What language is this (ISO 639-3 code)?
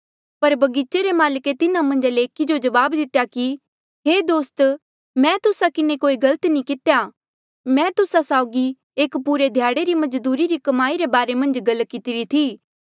mjl